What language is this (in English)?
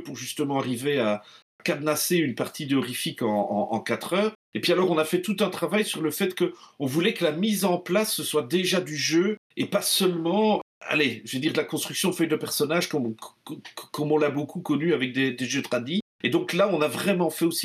French